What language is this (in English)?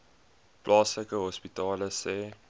Afrikaans